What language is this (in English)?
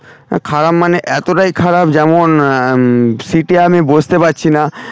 Bangla